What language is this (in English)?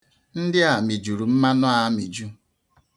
Igbo